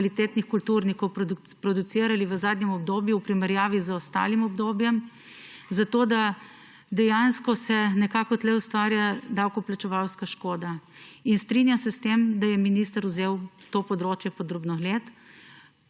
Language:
Slovenian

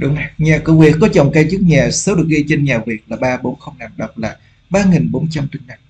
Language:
Vietnamese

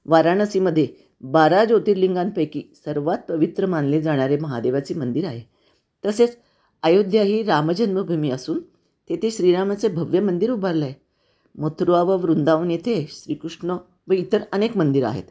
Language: Marathi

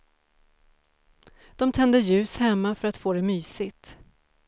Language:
Swedish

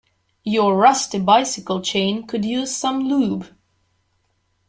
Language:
English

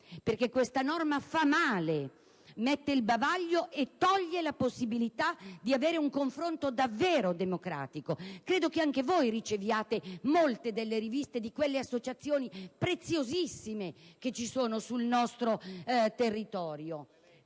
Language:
Italian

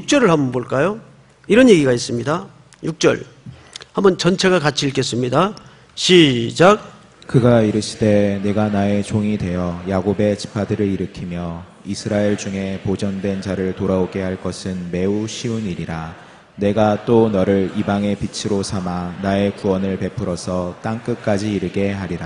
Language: Korean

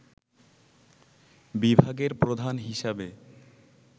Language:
Bangla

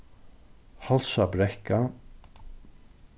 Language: Faroese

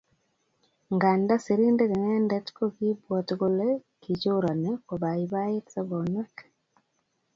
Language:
Kalenjin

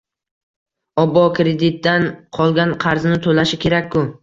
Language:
Uzbek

